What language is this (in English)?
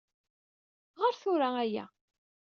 Kabyle